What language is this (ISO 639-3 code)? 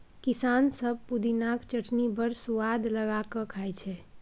mai